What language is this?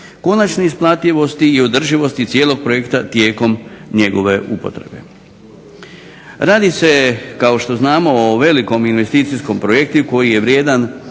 Croatian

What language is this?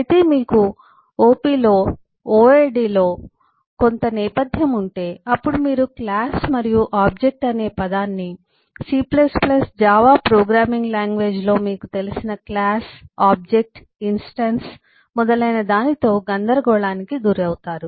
Telugu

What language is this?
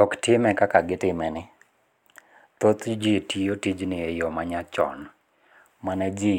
Luo (Kenya and Tanzania)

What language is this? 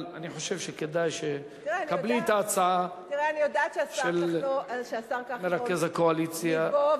Hebrew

